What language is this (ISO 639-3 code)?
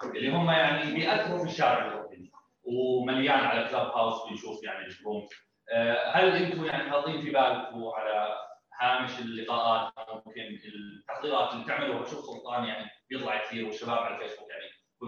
ara